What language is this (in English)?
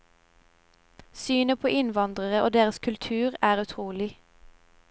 Norwegian